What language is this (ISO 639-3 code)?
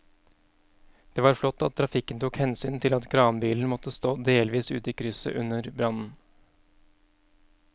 nor